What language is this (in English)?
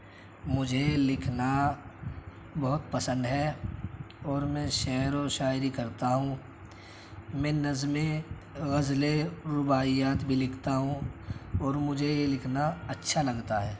Urdu